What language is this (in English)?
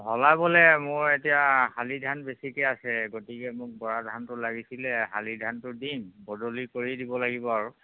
Assamese